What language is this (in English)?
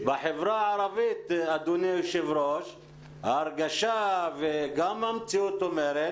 Hebrew